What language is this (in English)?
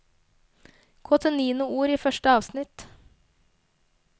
Norwegian